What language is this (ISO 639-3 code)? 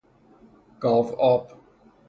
fas